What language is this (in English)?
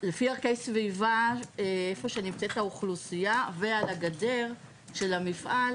Hebrew